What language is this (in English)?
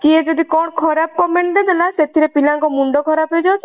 Odia